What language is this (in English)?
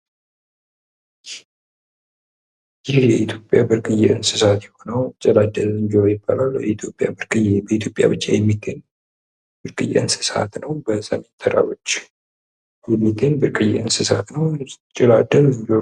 Amharic